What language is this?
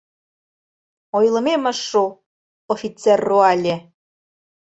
Mari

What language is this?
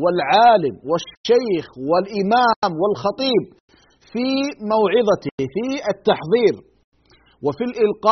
Arabic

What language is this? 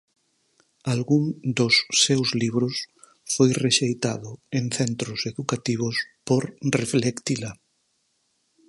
Galician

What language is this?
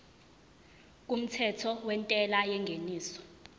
Zulu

